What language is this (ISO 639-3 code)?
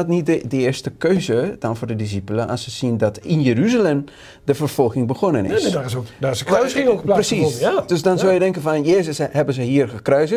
nld